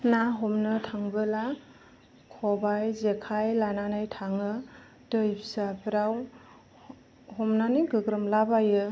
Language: Bodo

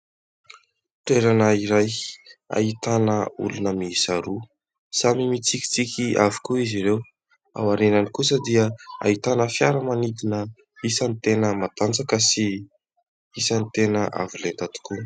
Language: Malagasy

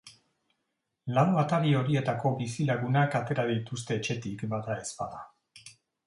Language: Basque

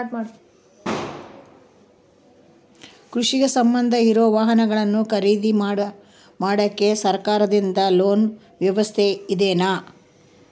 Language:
Kannada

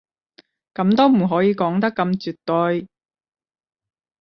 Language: Cantonese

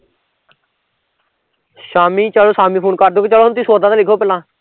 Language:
Punjabi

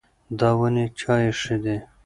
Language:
Pashto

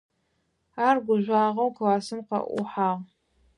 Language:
Adyghe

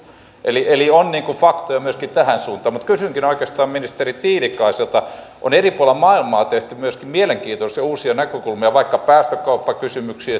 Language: Finnish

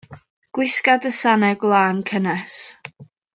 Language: Welsh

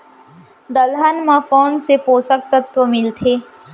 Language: Chhattisgarhi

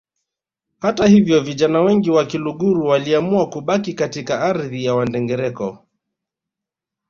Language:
Swahili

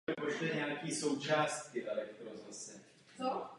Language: Czech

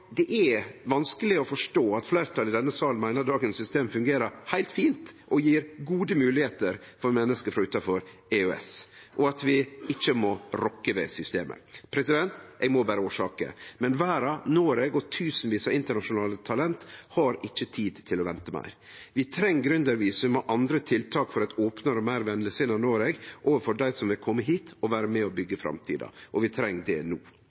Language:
Norwegian Nynorsk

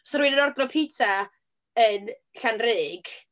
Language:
Welsh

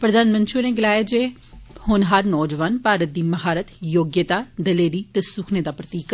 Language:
Dogri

